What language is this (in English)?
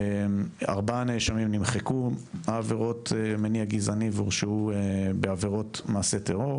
Hebrew